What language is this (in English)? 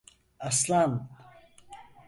Turkish